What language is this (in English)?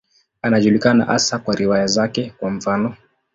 Swahili